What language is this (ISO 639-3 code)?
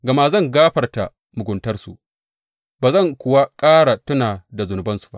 hau